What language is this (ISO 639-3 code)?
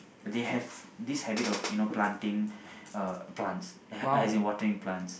eng